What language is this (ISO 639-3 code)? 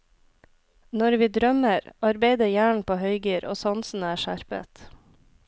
nor